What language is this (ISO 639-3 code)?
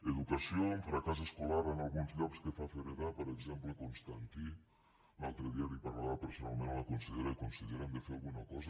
cat